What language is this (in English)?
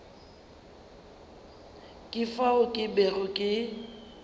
Northern Sotho